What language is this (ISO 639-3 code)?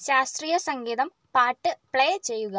mal